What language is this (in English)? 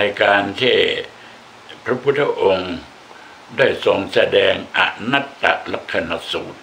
Thai